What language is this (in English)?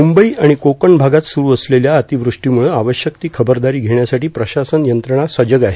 Marathi